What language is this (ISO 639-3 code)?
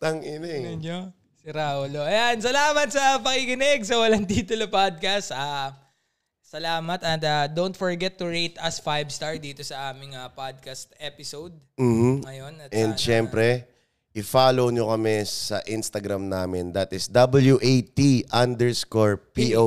fil